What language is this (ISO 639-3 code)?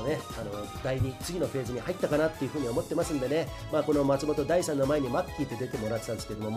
jpn